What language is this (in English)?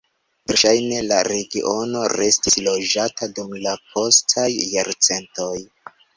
Esperanto